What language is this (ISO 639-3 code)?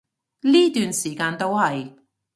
yue